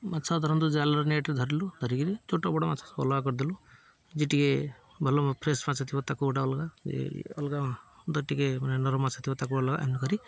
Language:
Odia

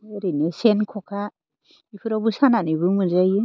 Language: Bodo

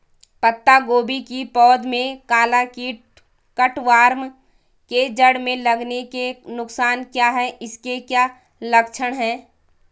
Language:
Hindi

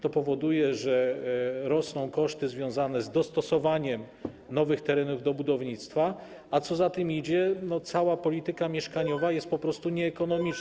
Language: Polish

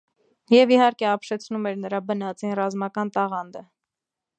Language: Armenian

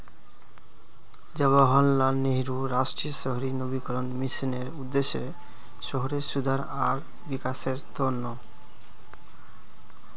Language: Magahi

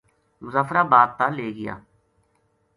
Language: Gujari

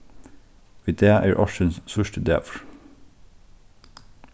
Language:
Faroese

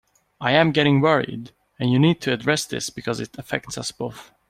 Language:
English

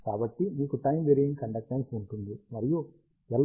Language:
Telugu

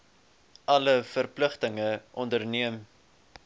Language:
Afrikaans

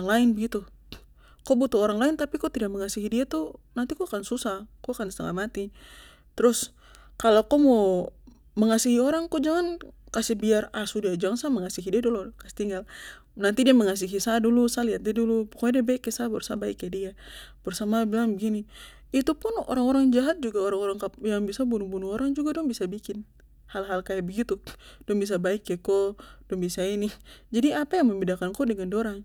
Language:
Papuan Malay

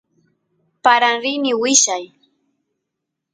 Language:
Santiago del Estero Quichua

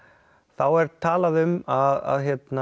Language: Icelandic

